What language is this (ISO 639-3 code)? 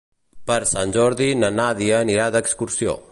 cat